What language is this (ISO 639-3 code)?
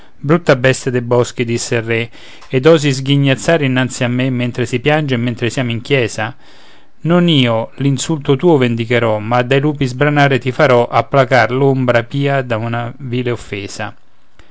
ita